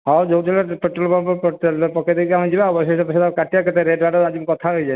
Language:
Odia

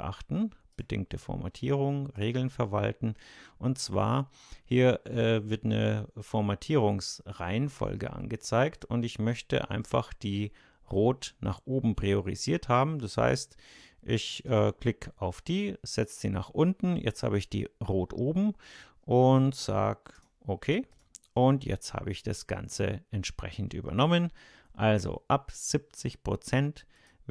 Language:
German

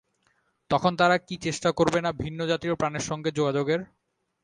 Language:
Bangla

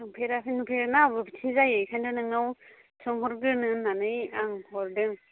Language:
Bodo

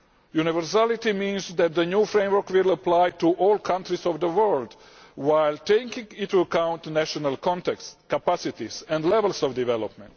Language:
English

